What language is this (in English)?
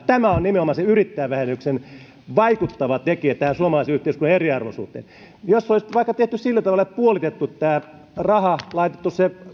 Finnish